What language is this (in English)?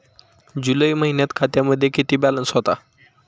Marathi